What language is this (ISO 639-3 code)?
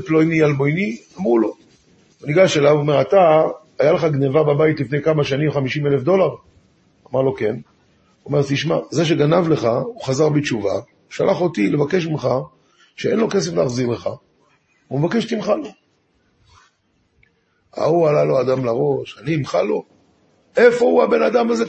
heb